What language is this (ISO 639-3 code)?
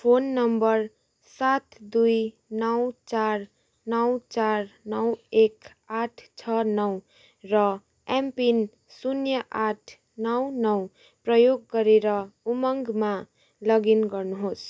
nep